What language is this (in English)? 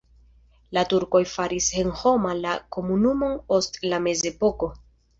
Esperanto